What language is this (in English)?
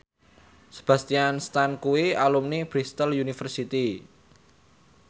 Javanese